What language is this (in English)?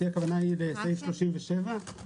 Hebrew